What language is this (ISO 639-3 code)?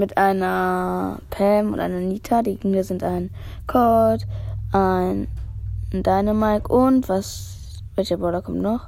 deu